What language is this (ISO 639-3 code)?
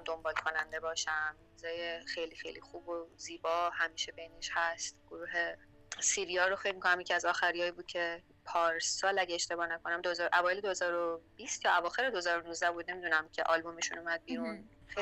fas